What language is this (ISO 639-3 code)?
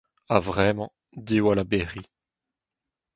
bre